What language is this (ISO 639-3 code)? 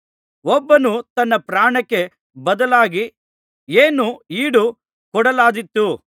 kan